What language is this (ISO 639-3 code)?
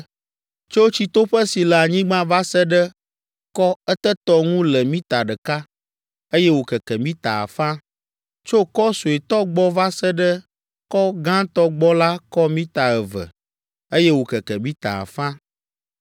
ewe